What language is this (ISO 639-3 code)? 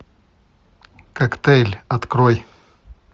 rus